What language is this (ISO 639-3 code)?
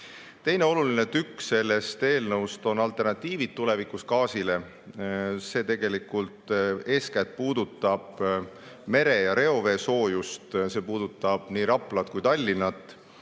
est